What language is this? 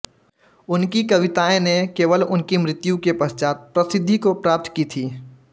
Hindi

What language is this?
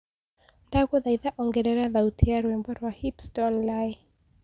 Kikuyu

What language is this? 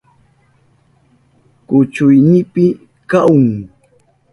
Southern Pastaza Quechua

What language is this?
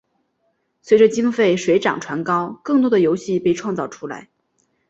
Chinese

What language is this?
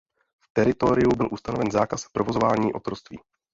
Czech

